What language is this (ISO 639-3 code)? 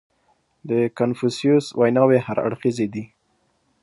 pus